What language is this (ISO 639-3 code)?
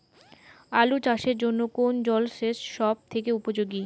ben